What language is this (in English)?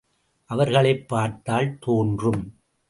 Tamil